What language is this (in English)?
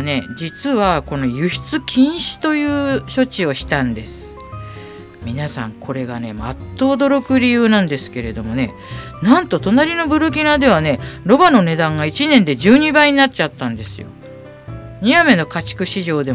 Japanese